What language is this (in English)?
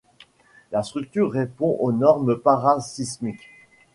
French